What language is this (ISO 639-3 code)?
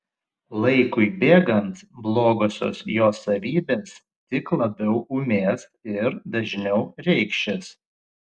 lit